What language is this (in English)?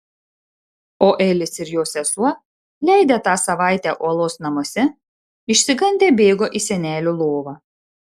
Lithuanian